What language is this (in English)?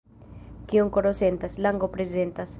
Esperanto